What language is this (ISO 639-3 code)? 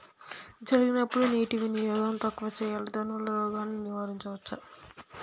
tel